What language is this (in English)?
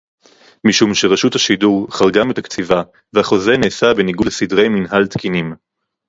Hebrew